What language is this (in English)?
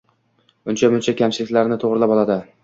Uzbek